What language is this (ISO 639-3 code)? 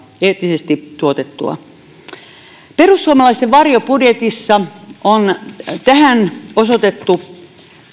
fin